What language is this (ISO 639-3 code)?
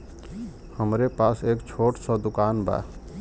bho